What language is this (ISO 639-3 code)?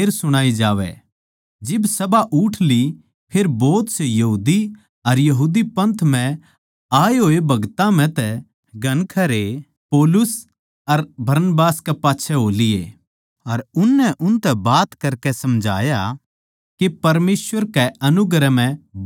bgc